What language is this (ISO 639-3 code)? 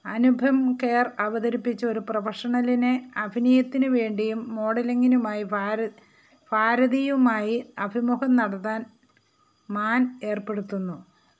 mal